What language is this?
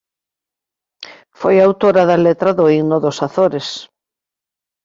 Galician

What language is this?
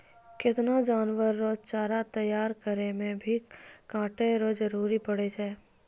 Maithili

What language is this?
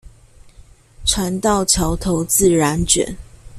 Chinese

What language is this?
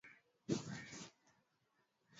Swahili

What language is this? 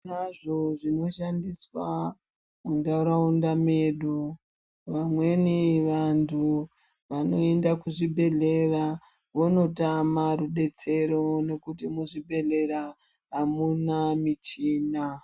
Ndau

